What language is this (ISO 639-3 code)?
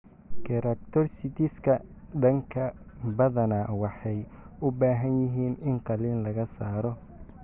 som